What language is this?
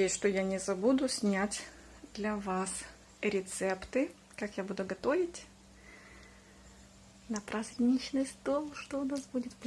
Russian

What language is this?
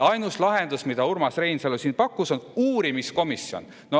Estonian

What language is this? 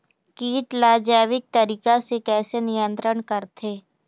Chhattisgarhi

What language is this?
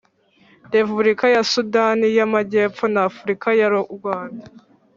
Kinyarwanda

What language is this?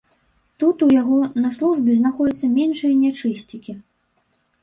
Belarusian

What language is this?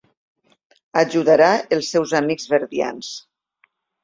Catalan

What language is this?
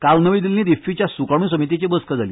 Konkani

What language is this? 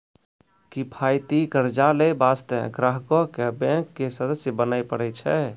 Maithili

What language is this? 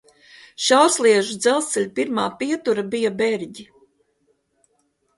Latvian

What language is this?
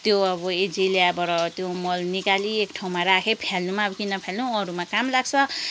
Nepali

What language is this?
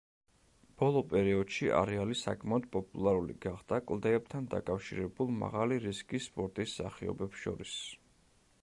Georgian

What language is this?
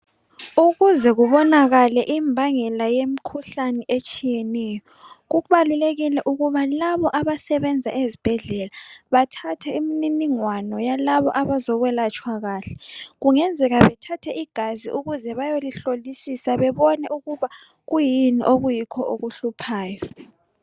North Ndebele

